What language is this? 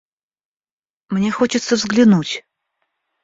Russian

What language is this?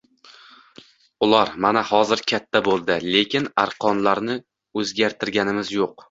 Uzbek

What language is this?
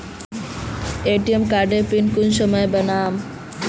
Magahi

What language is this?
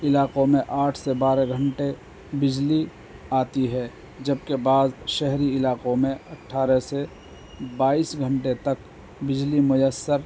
Urdu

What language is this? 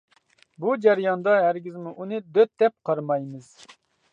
Uyghur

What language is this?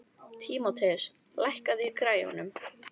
Icelandic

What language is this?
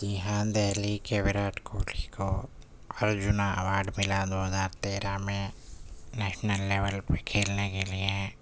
Urdu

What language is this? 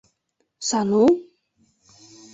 Mari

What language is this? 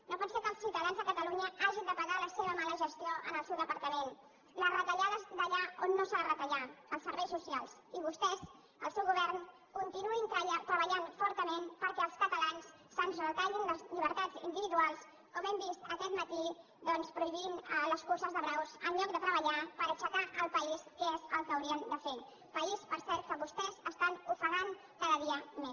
Catalan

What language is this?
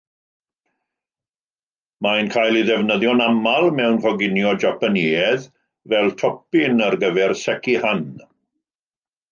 Welsh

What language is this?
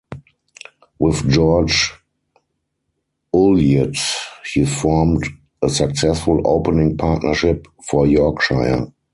English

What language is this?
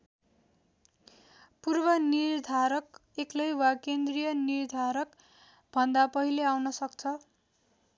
Nepali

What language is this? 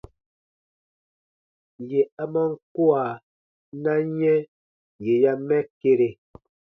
Baatonum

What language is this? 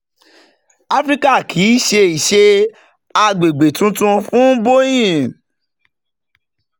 Yoruba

